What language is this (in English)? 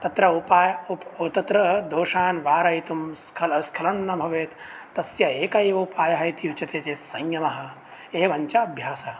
Sanskrit